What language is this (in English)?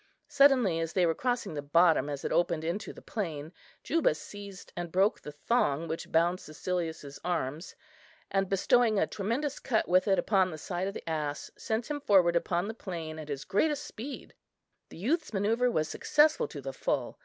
English